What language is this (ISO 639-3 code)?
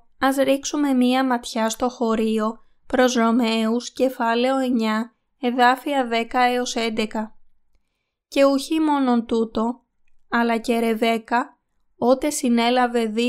ell